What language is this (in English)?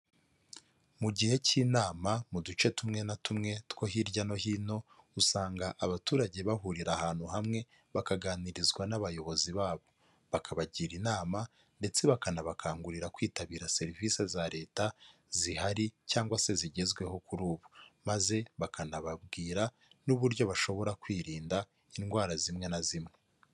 Kinyarwanda